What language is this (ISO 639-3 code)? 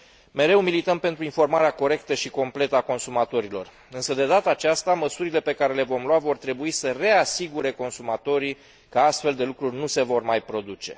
ron